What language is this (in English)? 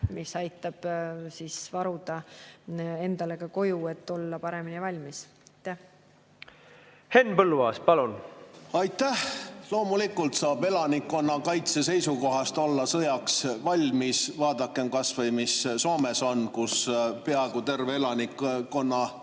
Estonian